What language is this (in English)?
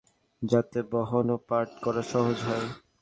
Bangla